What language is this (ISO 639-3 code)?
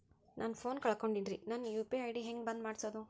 kan